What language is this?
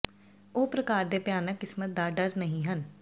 Punjabi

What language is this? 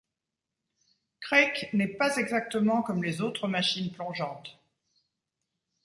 French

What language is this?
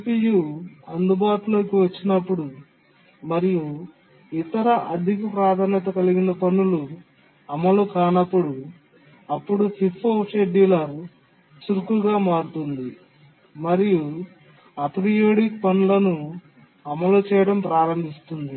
Telugu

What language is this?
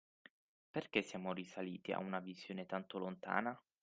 Italian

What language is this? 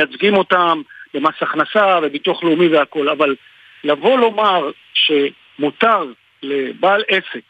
Hebrew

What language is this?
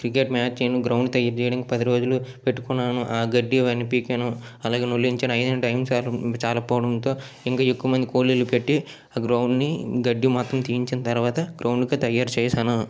Telugu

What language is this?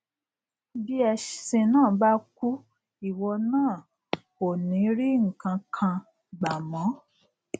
Yoruba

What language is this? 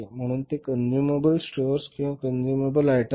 Marathi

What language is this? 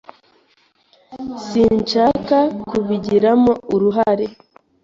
Kinyarwanda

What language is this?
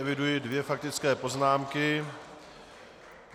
Czech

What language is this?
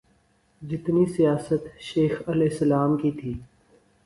Urdu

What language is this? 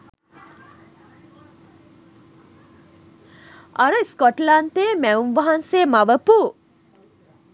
Sinhala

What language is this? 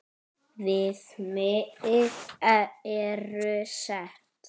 Icelandic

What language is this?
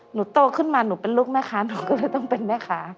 Thai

